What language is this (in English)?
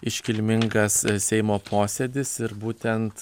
Lithuanian